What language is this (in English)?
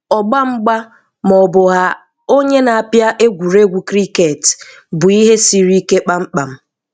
Igbo